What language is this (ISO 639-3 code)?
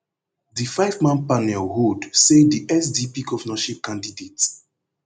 pcm